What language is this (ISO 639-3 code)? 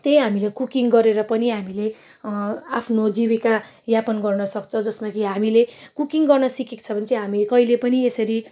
nep